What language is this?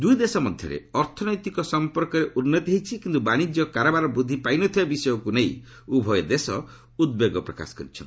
Odia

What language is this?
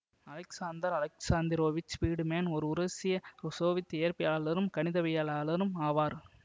Tamil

